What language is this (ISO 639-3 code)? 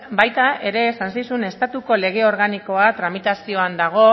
eus